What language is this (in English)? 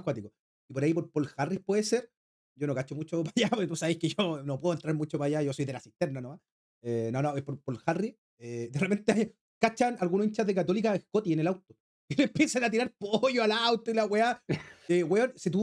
Spanish